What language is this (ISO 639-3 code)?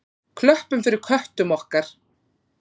isl